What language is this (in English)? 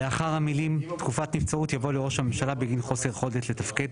Hebrew